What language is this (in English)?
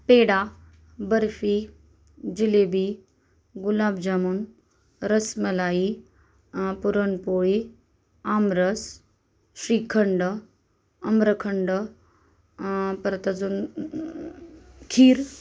Marathi